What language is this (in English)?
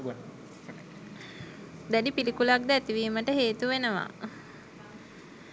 Sinhala